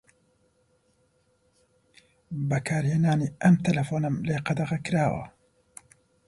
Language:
Central Kurdish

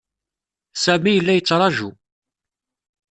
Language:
Kabyle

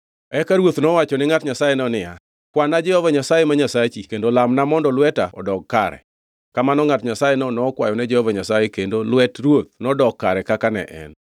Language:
Luo (Kenya and Tanzania)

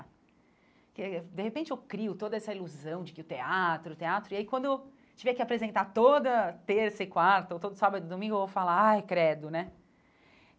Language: Portuguese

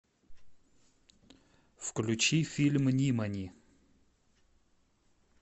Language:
Russian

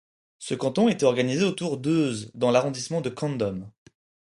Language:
French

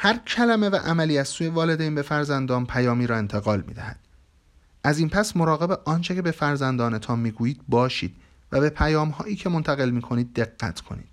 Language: Persian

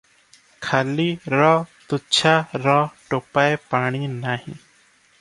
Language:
Odia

